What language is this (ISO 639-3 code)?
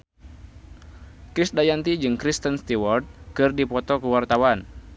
sun